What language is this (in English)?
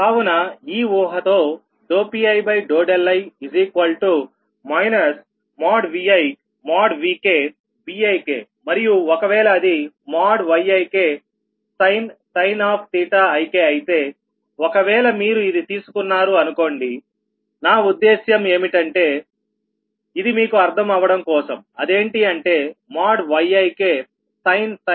Telugu